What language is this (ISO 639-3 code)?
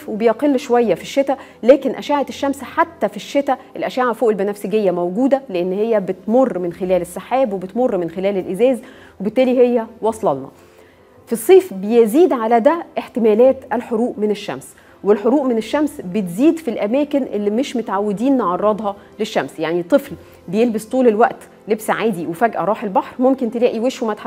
ara